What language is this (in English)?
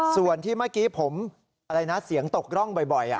Thai